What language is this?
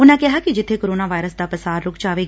Punjabi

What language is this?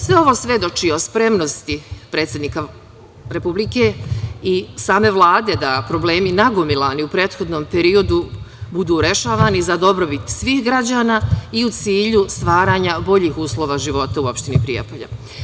Serbian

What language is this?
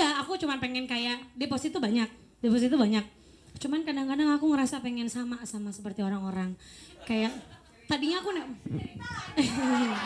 Indonesian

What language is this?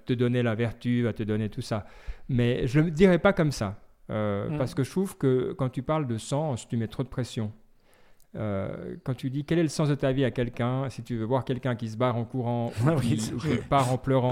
French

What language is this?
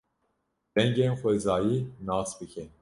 Kurdish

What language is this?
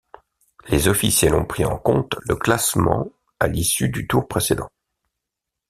French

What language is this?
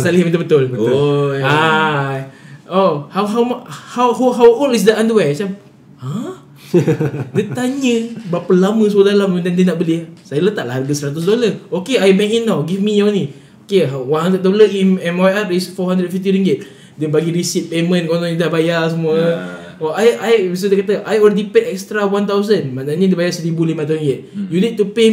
Malay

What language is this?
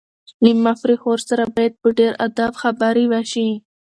Pashto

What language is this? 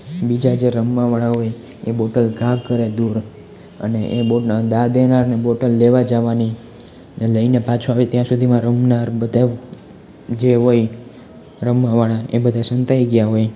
Gujarati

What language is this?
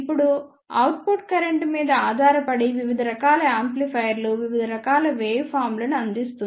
Telugu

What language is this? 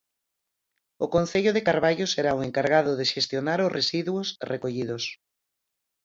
Galician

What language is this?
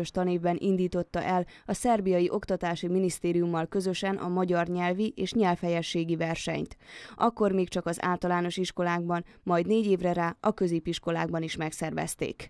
Hungarian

